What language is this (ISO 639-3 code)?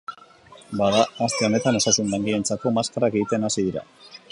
eus